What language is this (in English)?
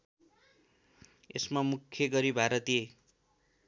Nepali